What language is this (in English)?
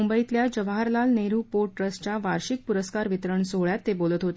Marathi